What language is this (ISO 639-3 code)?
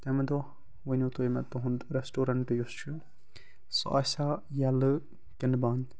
kas